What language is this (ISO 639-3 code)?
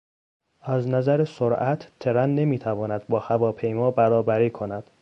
fas